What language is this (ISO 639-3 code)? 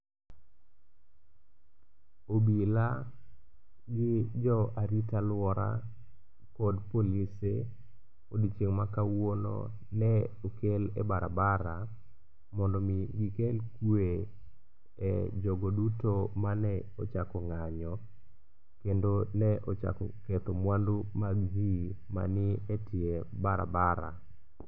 luo